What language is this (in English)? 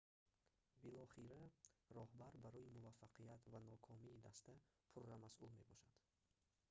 Tajik